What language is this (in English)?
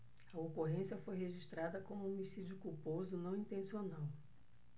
Portuguese